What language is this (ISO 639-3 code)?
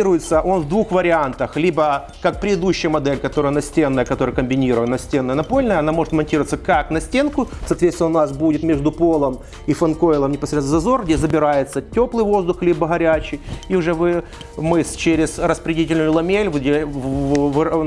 rus